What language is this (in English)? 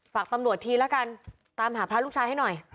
Thai